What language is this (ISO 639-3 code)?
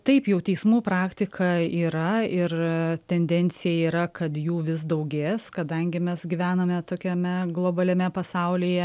lit